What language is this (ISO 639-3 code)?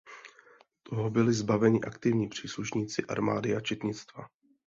ces